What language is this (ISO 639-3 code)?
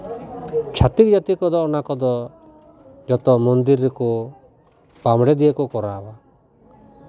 sat